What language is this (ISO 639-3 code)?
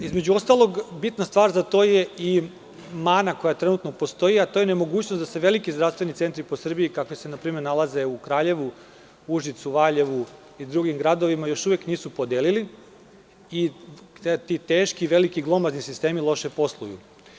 srp